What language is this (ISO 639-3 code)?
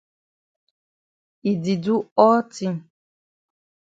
wes